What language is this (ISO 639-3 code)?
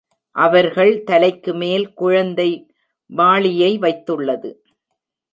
tam